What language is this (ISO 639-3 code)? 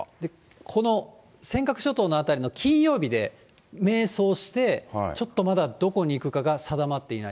jpn